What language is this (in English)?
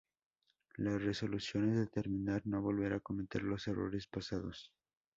Spanish